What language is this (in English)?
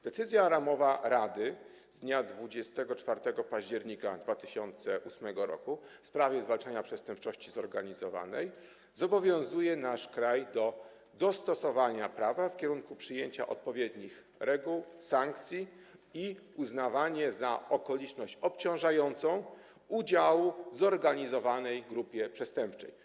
Polish